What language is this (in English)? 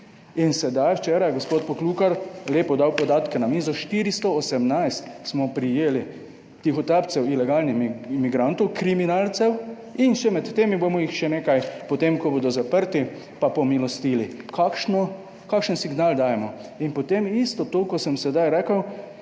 Slovenian